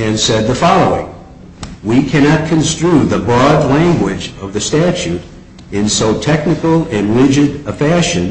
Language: English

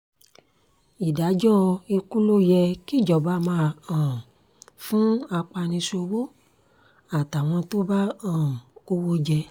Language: Yoruba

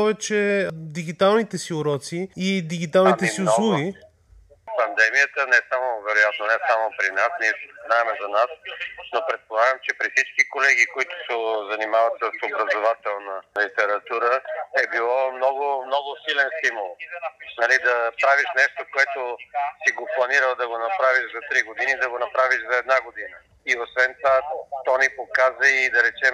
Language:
Bulgarian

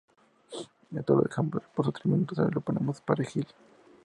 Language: Spanish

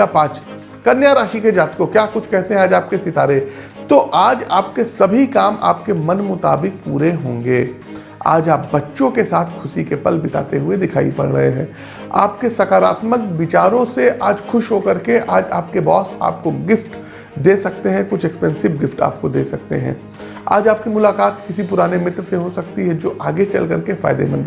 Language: Hindi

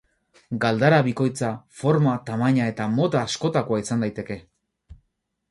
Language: Basque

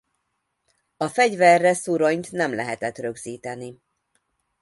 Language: Hungarian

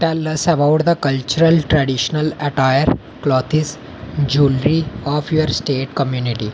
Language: Dogri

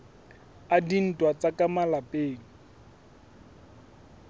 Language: Southern Sotho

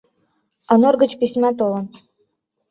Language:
Mari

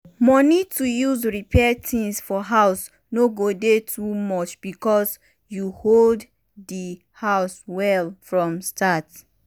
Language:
Nigerian Pidgin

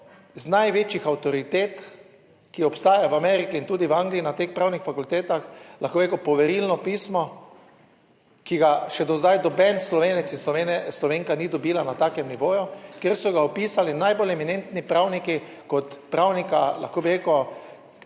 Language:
Slovenian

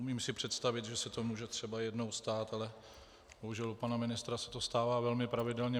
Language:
Czech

